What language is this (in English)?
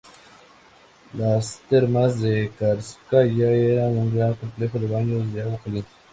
Spanish